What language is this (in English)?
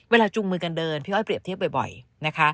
Thai